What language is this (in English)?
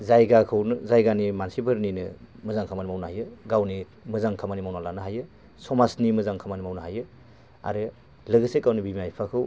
Bodo